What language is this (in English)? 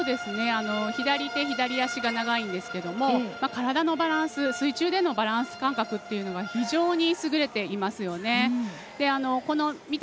Japanese